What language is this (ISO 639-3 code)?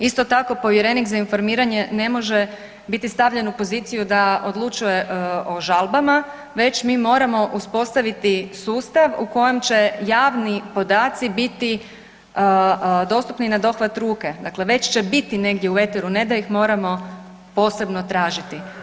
hrv